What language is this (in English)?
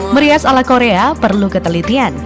Indonesian